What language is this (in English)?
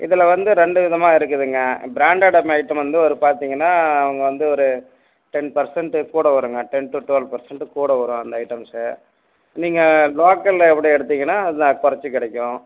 Tamil